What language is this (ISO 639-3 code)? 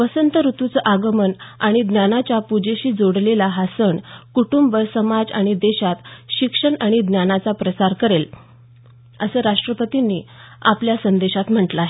mar